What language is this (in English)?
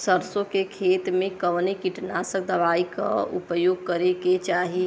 Bhojpuri